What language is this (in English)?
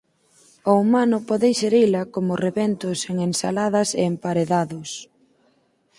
Galician